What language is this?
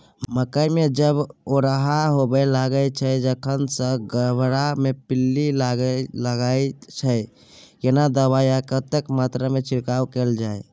Maithili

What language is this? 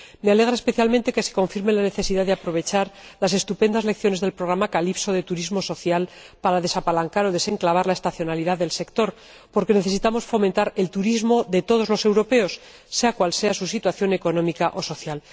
Spanish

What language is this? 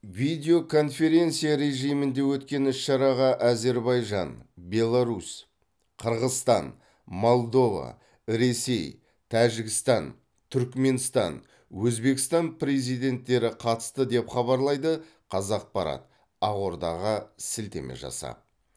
Kazakh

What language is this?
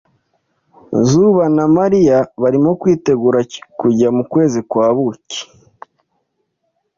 Kinyarwanda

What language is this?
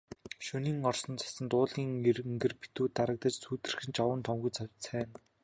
Mongolian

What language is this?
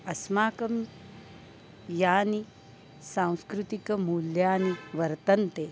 Sanskrit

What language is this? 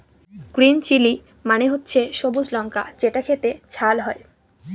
Bangla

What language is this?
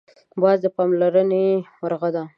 Pashto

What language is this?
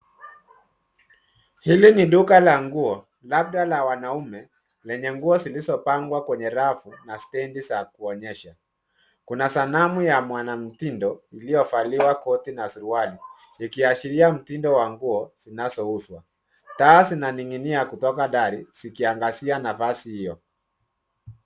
Swahili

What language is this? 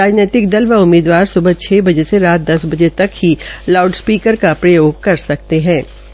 Hindi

